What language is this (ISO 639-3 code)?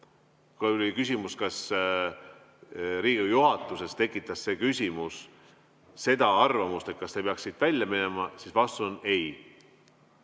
est